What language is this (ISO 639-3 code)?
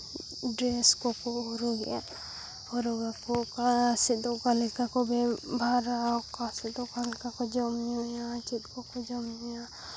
sat